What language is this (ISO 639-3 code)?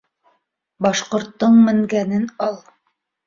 bak